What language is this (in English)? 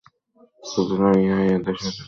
Bangla